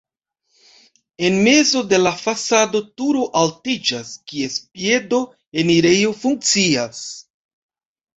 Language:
Esperanto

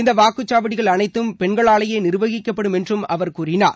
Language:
Tamil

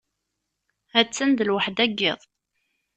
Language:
Kabyle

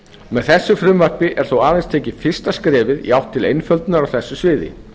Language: Icelandic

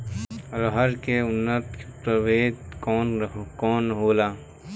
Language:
Bhojpuri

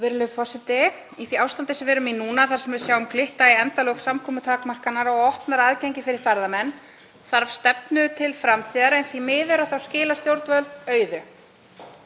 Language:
Icelandic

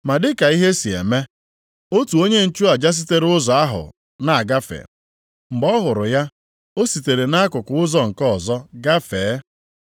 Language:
Igbo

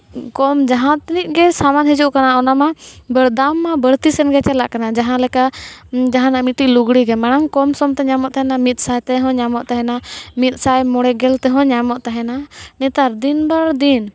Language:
Santali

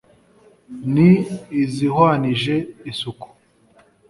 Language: Kinyarwanda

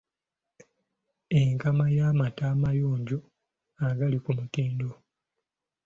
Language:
Ganda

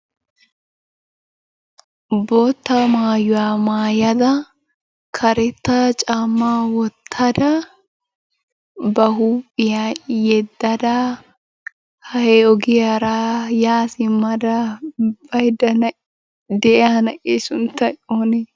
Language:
Wolaytta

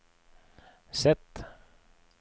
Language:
Norwegian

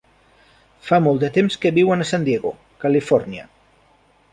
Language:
Catalan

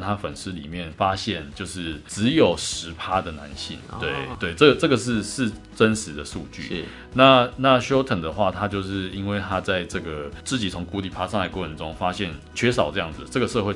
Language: Chinese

